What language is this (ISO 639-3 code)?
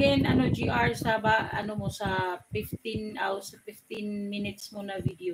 fil